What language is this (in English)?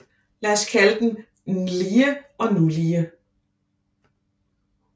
Danish